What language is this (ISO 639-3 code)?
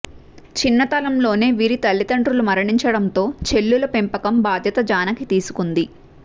tel